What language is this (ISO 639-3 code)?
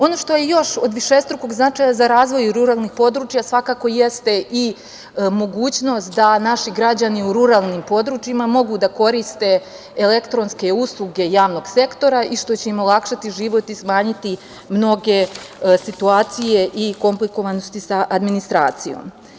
srp